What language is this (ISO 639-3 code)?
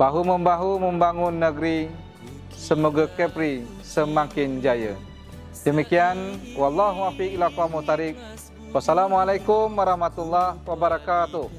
msa